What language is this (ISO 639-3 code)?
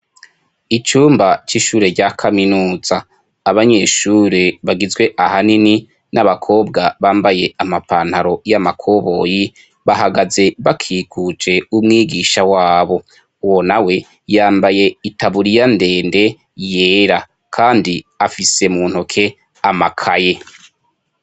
run